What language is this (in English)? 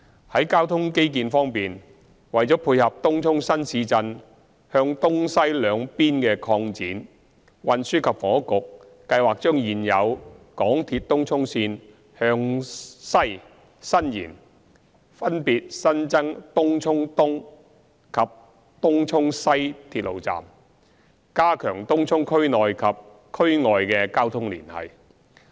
Cantonese